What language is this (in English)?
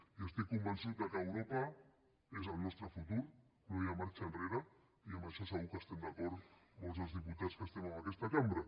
Catalan